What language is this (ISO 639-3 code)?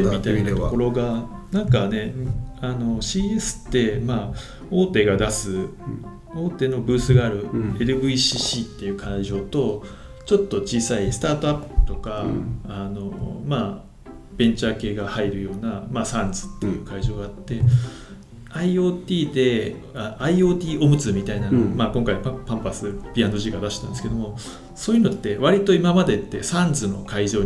jpn